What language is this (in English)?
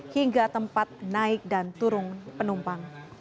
Indonesian